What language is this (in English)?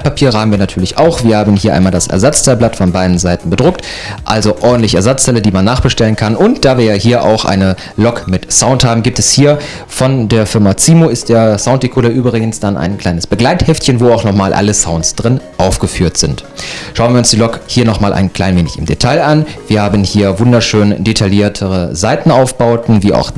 German